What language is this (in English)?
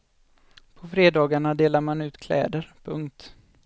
Swedish